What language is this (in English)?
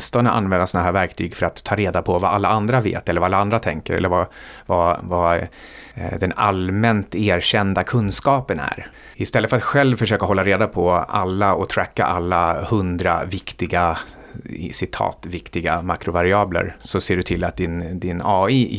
Swedish